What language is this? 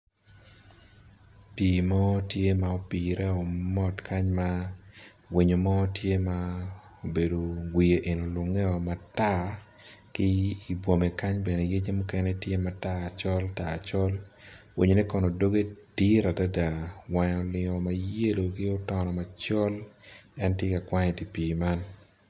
Acoli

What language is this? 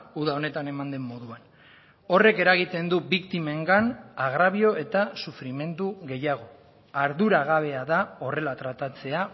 Basque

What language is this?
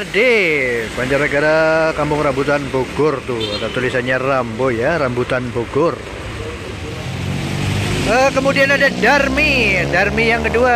Indonesian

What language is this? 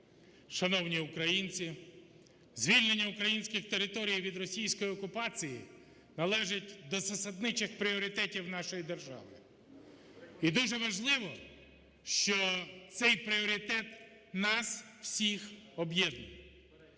Ukrainian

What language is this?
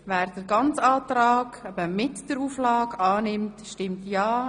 Swiss German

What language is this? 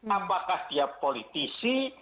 Indonesian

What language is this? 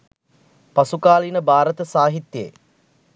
Sinhala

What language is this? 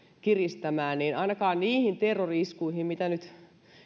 Finnish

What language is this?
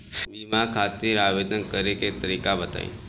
Bhojpuri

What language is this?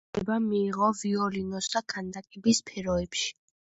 Georgian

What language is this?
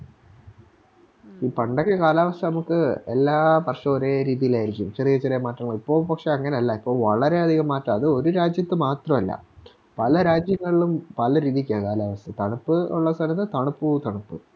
Malayalam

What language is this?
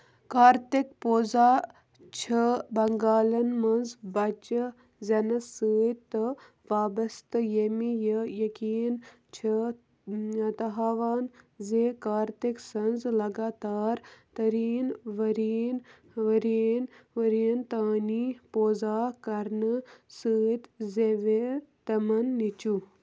Kashmiri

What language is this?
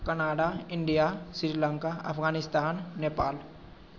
Maithili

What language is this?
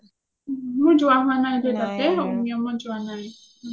Assamese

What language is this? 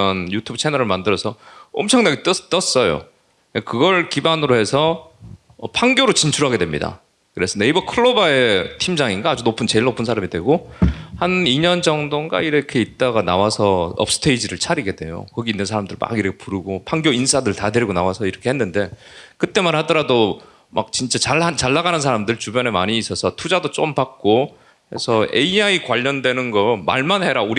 Korean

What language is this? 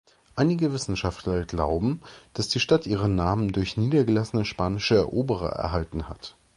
German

